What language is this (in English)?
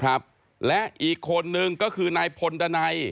Thai